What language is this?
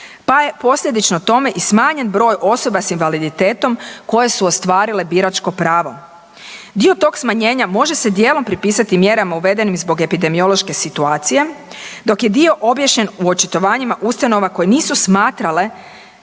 Croatian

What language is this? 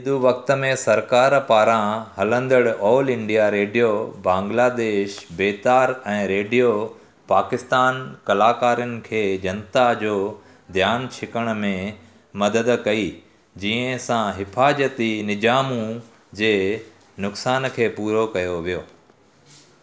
Sindhi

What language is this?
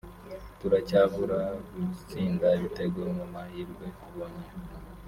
Kinyarwanda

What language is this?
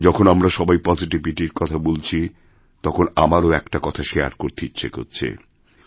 Bangla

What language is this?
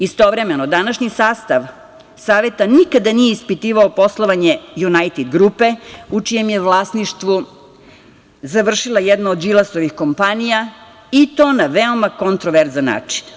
Serbian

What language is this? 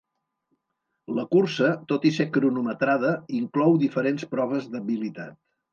Catalan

